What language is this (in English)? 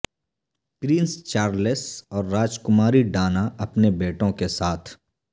Urdu